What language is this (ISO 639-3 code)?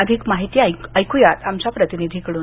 mar